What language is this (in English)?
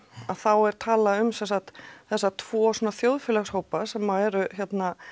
Icelandic